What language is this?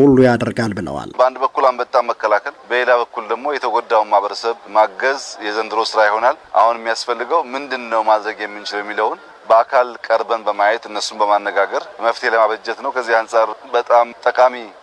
Amharic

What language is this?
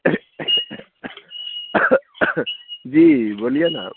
Maithili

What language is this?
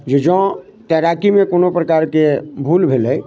Maithili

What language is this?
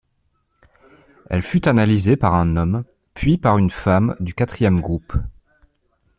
French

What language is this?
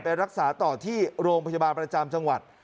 Thai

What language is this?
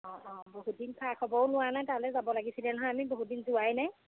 Assamese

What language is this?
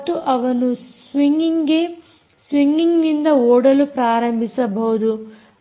Kannada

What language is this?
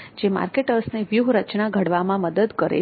Gujarati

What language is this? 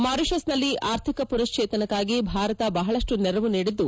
Kannada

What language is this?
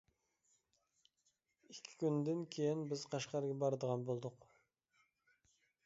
Uyghur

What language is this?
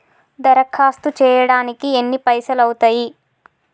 Telugu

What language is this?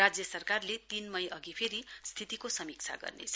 Nepali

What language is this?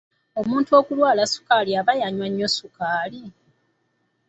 Ganda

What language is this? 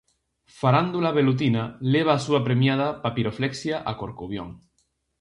Galician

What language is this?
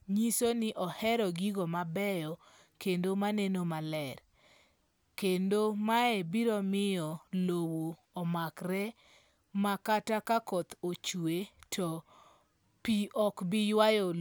Luo (Kenya and Tanzania)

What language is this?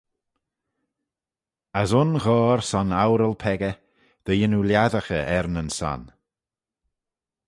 Manx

